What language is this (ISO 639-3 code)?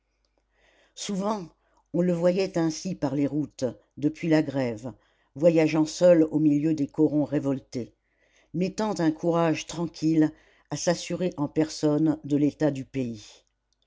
fra